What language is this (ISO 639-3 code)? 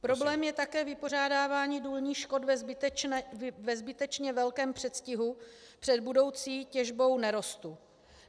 ces